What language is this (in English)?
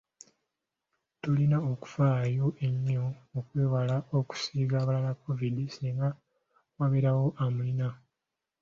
Ganda